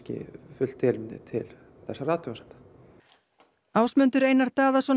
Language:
Icelandic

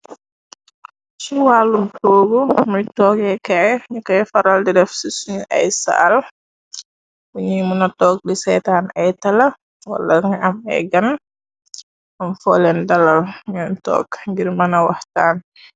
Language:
Wolof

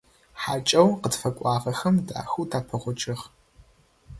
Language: Adyghe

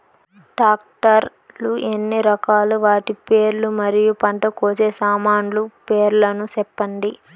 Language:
Telugu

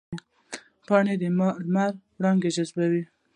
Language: Pashto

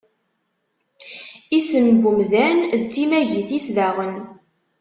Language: Kabyle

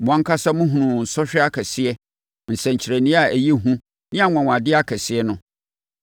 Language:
Akan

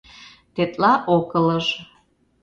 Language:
Mari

